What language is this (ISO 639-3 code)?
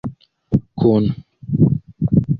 epo